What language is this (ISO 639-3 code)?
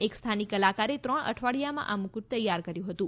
guj